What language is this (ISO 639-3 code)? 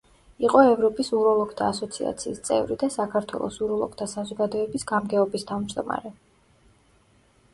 kat